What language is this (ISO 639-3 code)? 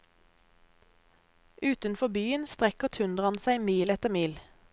nor